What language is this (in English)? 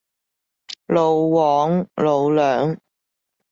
Cantonese